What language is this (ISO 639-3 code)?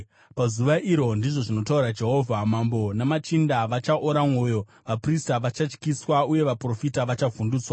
sna